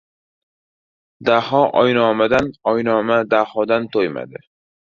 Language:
Uzbek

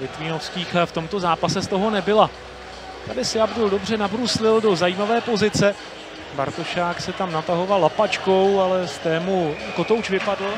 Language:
Czech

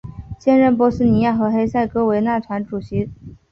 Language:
Chinese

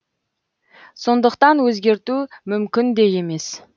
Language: Kazakh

